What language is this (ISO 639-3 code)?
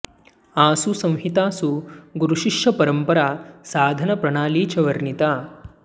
san